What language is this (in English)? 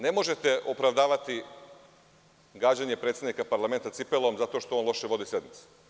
Serbian